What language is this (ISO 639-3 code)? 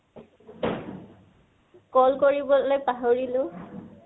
asm